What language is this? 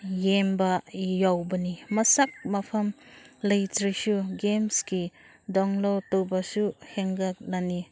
Manipuri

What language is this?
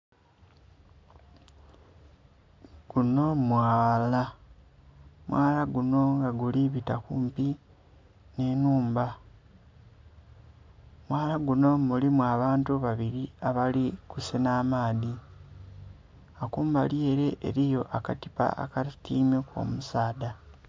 Soga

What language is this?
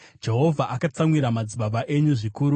Shona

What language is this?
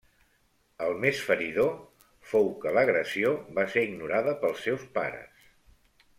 Catalan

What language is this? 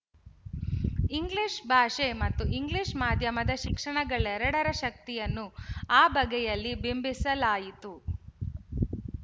Kannada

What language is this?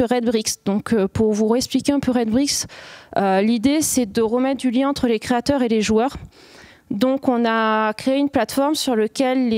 French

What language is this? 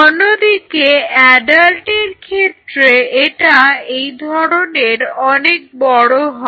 Bangla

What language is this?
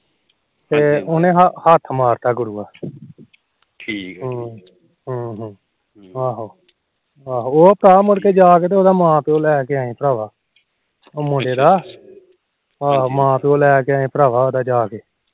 Punjabi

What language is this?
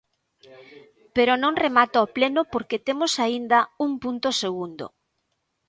Galician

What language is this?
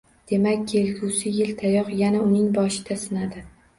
Uzbek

